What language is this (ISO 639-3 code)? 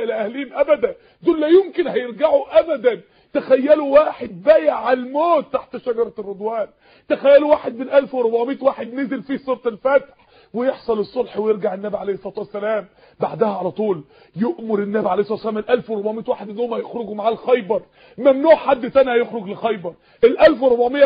ara